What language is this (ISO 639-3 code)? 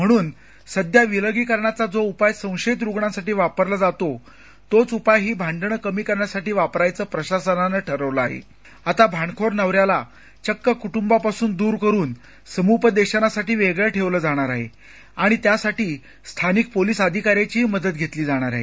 mar